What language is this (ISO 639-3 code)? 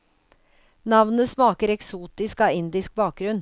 nor